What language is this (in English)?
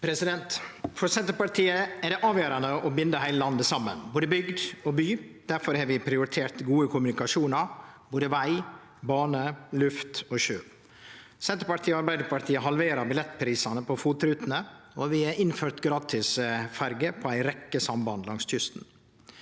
Norwegian